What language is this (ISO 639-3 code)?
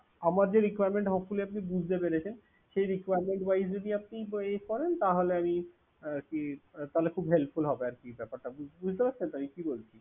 ben